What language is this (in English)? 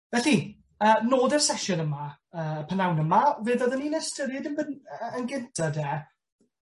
Welsh